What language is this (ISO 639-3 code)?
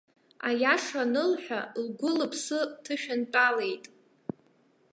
abk